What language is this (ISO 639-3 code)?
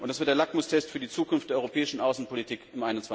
deu